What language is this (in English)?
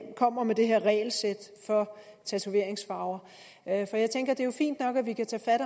Danish